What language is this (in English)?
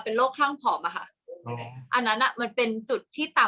Thai